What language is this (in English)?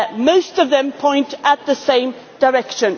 English